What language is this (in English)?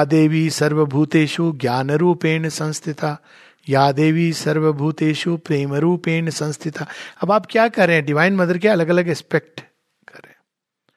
Hindi